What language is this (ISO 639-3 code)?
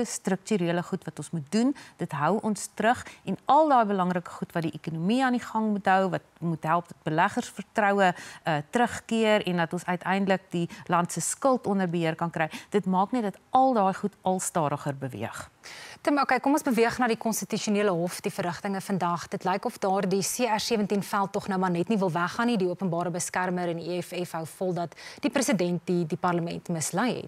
nld